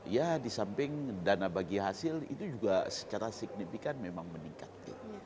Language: Indonesian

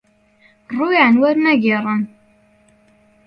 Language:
Central Kurdish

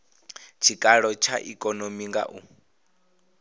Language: Venda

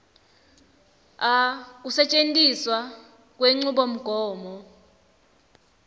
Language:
Swati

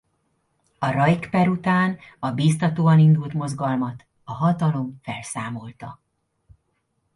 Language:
Hungarian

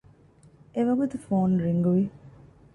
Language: Divehi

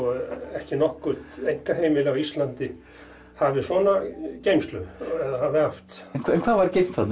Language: Icelandic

